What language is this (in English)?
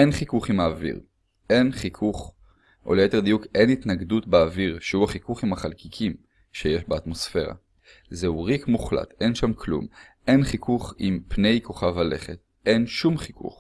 Hebrew